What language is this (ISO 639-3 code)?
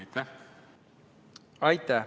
est